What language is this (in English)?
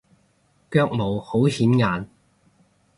Cantonese